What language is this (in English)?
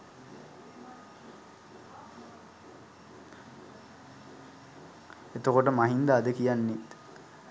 Sinhala